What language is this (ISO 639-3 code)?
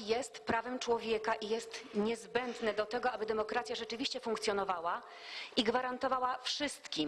pol